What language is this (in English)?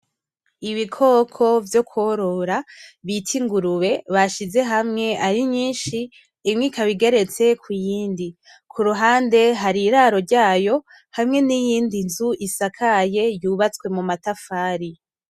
Rundi